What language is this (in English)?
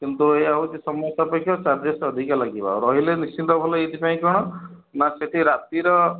Odia